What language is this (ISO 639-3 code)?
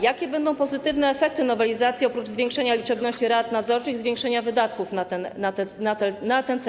pol